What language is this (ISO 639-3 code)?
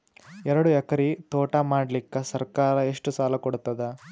kan